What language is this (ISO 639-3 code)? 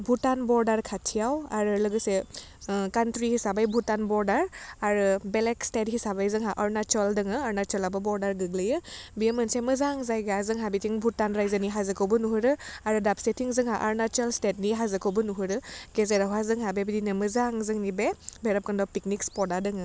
brx